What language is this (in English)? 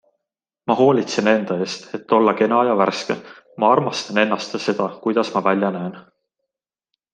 Estonian